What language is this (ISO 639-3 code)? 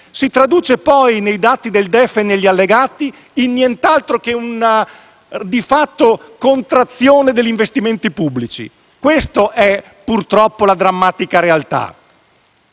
ita